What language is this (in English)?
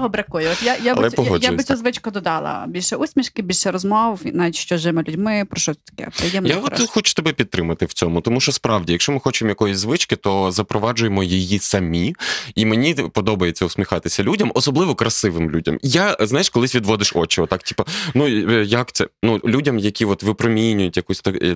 Ukrainian